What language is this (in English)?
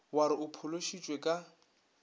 Northern Sotho